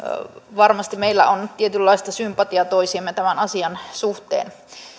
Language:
Finnish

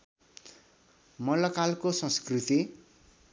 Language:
Nepali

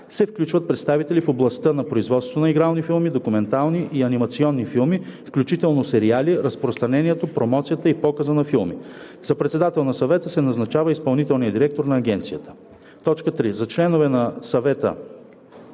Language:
Bulgarian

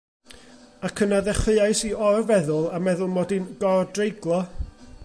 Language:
Welsh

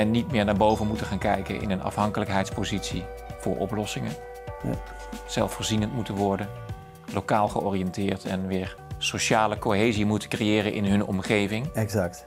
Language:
Dutch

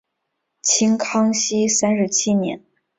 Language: Chinese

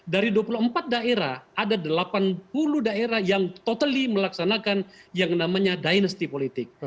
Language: Indonesian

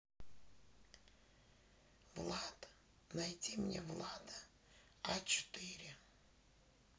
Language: Russian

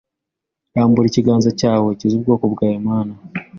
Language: Kinyarwanda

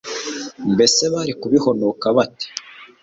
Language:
Kinyarwanda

